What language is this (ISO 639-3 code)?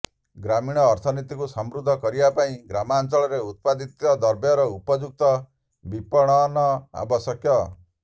ori